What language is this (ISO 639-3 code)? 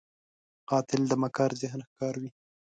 pus